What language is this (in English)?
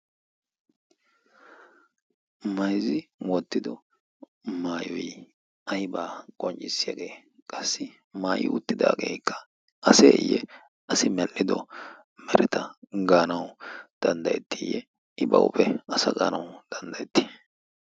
Wolaytta